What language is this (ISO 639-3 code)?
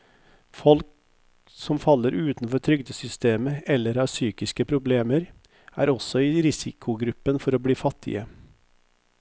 nor